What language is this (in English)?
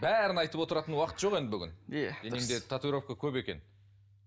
Kazakh